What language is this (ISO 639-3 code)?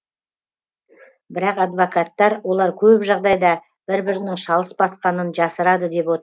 kaz